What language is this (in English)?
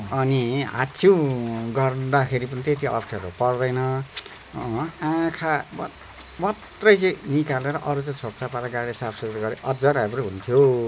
Nepali